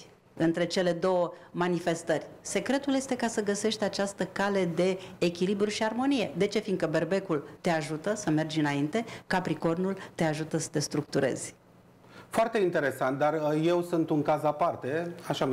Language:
Romanian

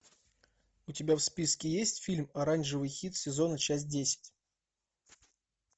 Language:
Russian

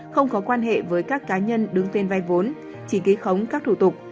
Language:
Vietnamese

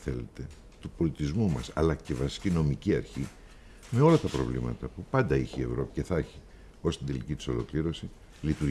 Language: Greek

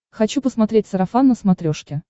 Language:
Russian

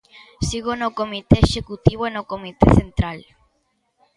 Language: Galician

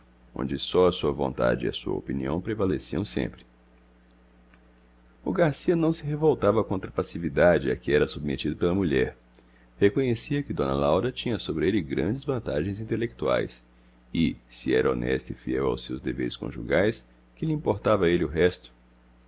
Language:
Portuguese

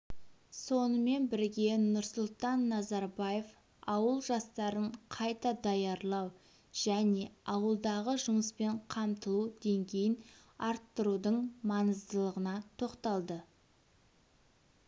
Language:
Kazakh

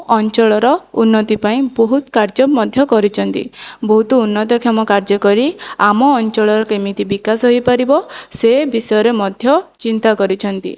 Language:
Odia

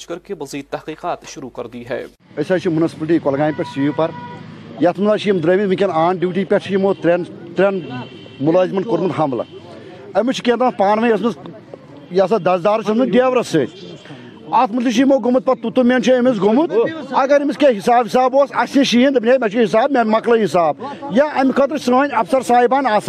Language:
Urdu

